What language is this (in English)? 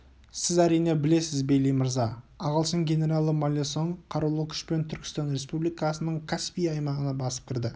Kazakh